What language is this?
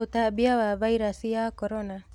Kikuyu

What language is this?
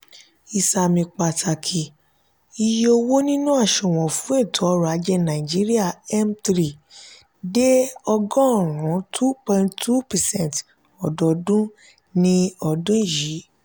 Yoruba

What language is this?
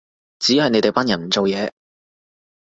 Cantonese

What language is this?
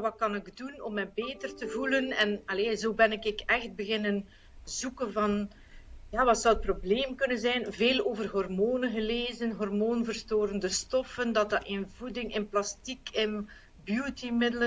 Dutch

